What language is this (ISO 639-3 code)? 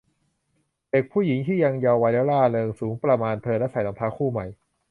tha